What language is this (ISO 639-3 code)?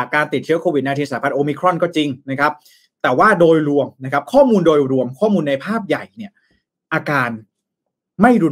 tha